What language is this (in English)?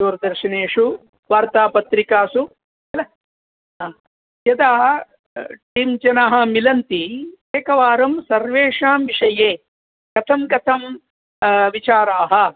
Sanskrit